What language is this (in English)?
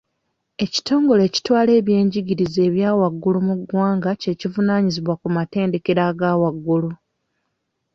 Ganda